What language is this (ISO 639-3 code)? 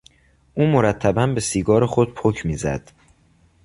fas